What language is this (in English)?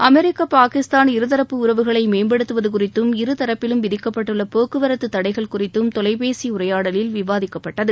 Tamil